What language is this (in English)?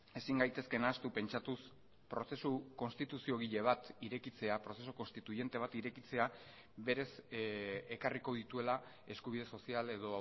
Basque